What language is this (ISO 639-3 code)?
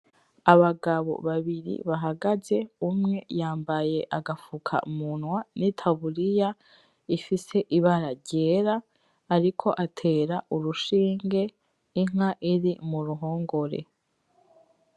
run